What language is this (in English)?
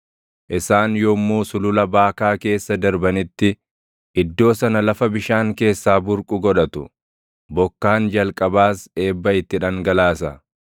Oromo